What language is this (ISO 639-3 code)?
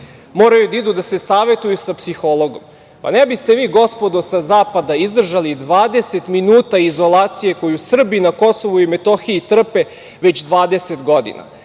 srp